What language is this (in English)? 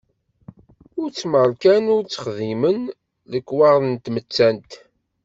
Kabyle